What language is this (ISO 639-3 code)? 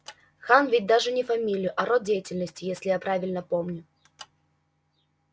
rus